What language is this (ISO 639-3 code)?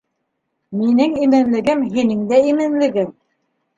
bak